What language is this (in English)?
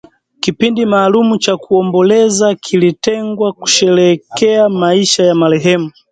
Swahili